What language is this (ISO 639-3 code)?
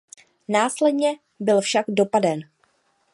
ces